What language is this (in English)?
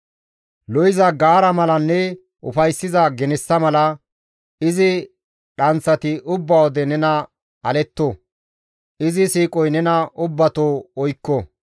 Gamo